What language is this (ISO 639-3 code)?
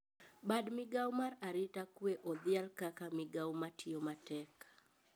luo